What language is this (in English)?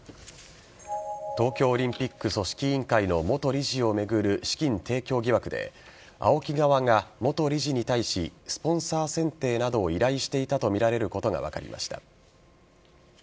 Japanese